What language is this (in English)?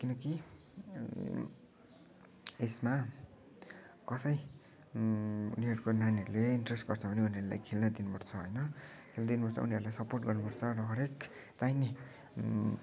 Nepali